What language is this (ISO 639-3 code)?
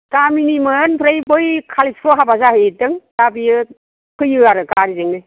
brx